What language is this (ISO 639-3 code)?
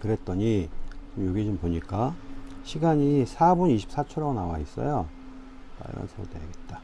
kor